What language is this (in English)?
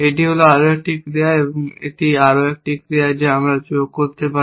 Bangla